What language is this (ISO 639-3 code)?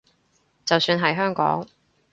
yue